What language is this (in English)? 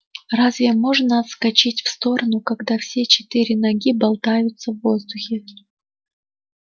Russian